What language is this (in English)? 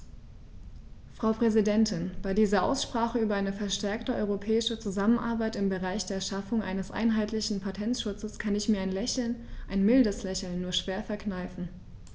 German